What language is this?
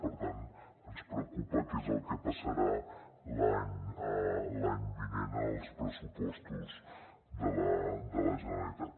Catalan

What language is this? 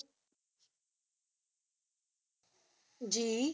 Punjabi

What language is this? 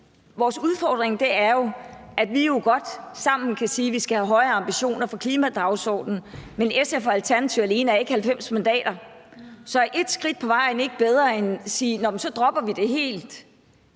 Danish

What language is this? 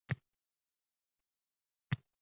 Uzbek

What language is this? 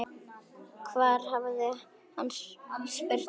Icelandic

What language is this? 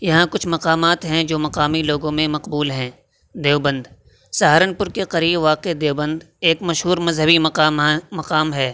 Urdu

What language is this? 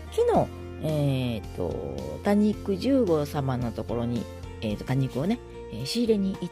Japanese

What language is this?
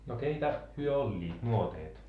Finnish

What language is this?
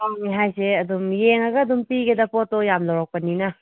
Manipuri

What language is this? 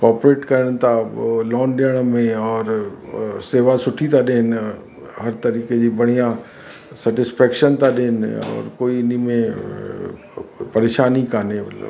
Sindhi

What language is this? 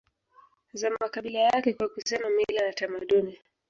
Swahili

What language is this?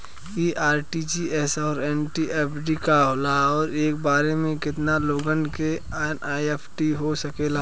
Bhojpuri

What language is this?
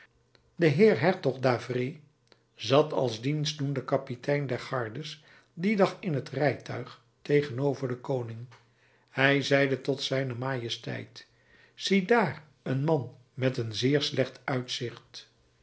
Dutch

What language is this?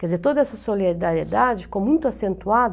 Portuguese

